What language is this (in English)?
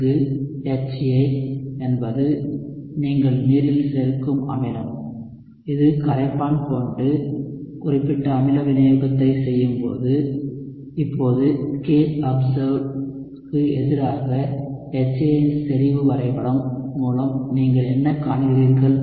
Tamil